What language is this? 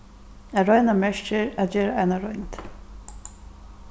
Faroese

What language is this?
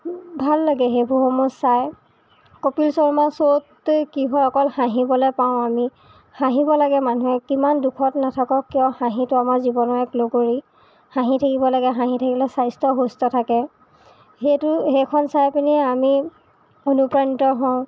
Assamese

